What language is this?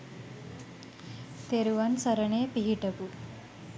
Sinhala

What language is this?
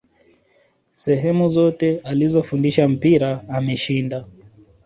Swahili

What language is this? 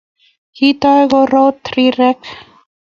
Kalenjin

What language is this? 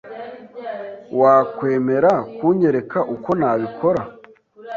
Kinyarwanda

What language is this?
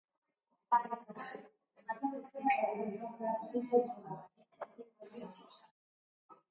Basque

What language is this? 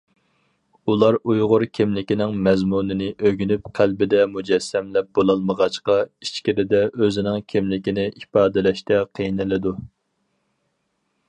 Uyghur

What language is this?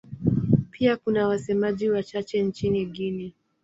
Swahili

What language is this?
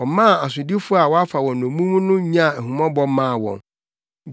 Akan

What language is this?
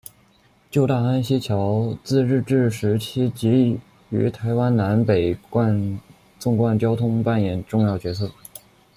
Chinese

